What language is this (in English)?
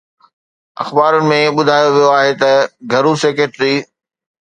Sindhi